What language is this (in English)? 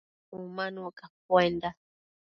Matsés